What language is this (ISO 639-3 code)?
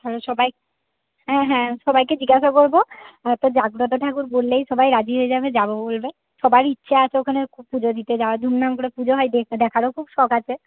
ben